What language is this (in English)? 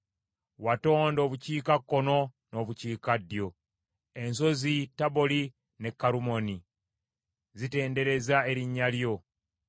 Ganda